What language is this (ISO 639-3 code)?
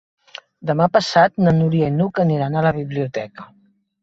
cat